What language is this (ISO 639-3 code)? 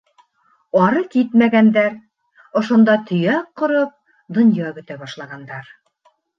bak